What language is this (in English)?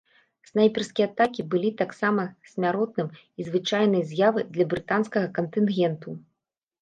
Belarusian